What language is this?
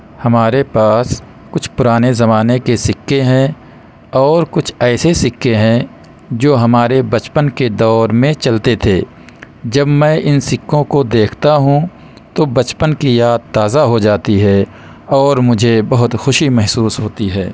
Urdu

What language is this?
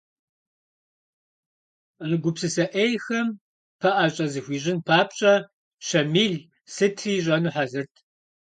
Kabardian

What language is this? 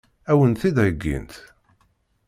Kabyle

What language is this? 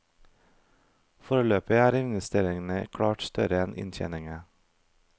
Norwegian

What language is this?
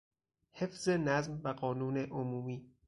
Persian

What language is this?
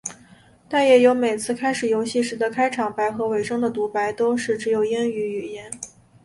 Chinese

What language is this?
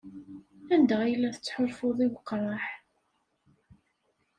Kabyle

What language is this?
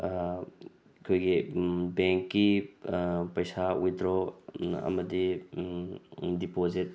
Manipuri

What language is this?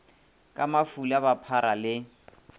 Northern Sotho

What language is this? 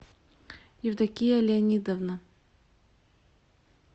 Russian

